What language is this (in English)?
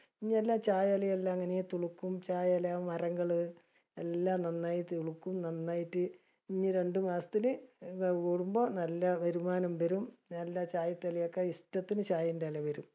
Malayalam